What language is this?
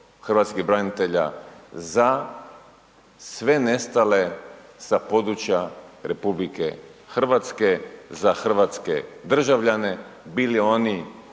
Croatian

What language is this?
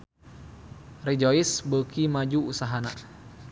Sundanese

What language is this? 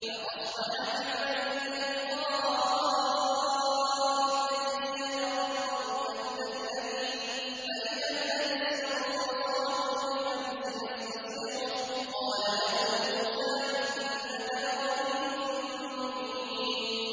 Arabic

